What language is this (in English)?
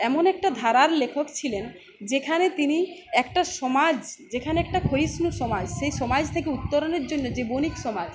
Bangla